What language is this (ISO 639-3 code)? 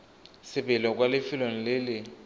tsn